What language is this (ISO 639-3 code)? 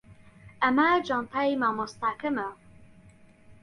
ckb